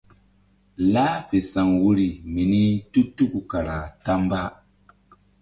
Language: Mbum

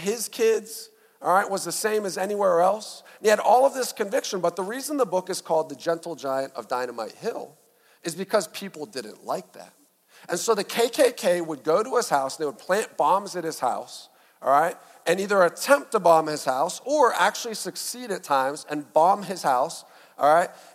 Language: English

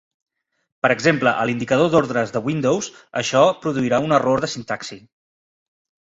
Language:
Catalan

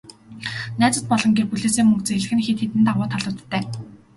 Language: Mongolian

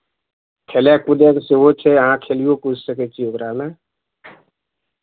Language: Maithili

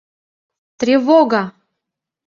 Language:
Mari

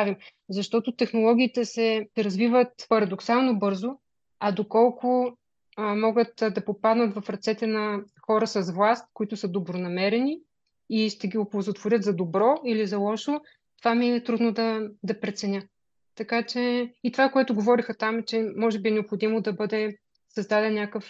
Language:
Bulgarian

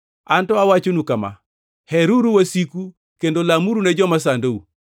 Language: Luo (Kenya and Tanzania)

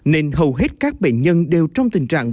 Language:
Vietnamese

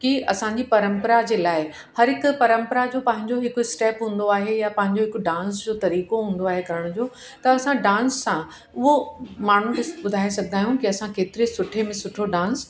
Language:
Sindhi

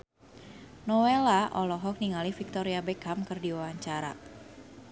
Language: Sundanese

